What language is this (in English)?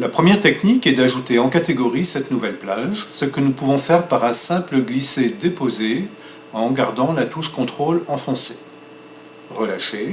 French